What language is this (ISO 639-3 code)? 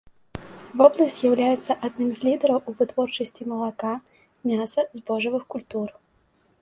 bel